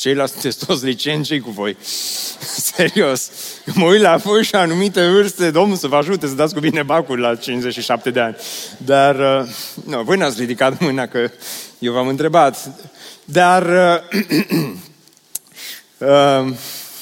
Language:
Romanian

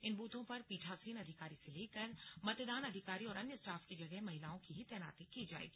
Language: Hindi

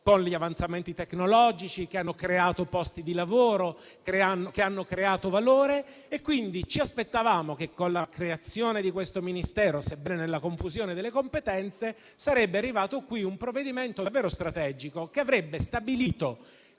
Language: Italian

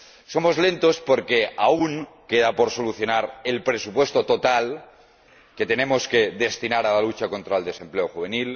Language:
Spanish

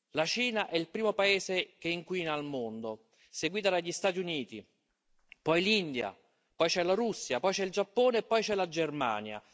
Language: Italian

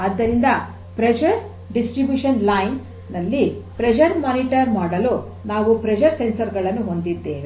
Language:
Kannada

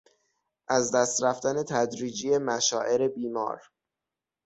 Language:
Persian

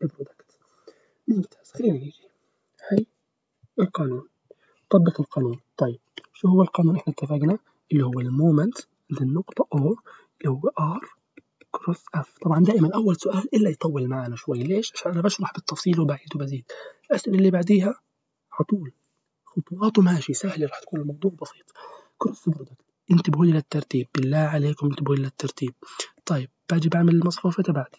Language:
Arabic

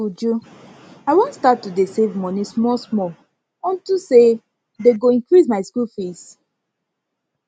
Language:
Nigerian Pidgin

